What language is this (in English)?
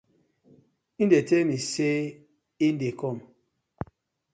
Nigerian Pidgin